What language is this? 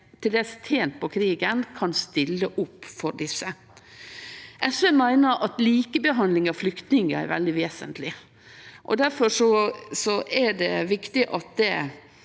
Norwegian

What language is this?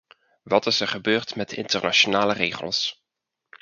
Dutch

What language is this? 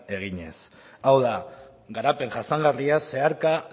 Basque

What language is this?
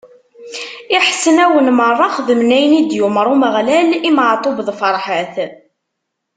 Kabyle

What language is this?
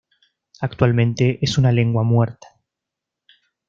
Spanish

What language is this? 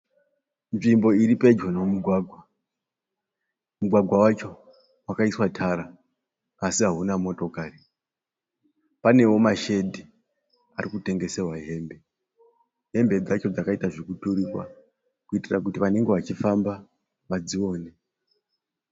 Shona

